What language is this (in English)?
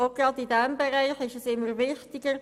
Swiss German